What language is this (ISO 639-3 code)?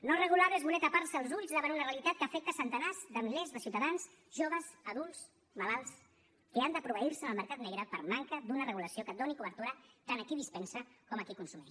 cat